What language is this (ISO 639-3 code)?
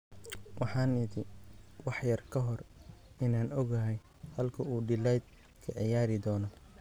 som